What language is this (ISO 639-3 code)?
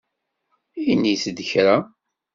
kab